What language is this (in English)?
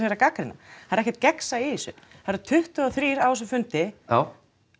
Icelandic